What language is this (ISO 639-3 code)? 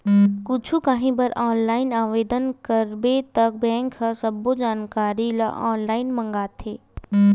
hne